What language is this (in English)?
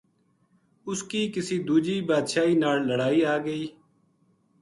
Gujari